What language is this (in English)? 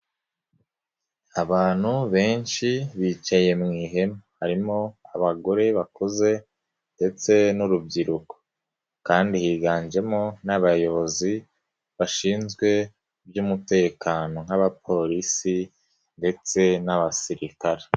Kinyarwanda